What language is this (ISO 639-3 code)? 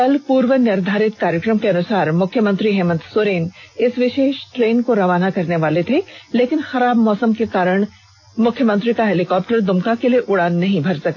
hin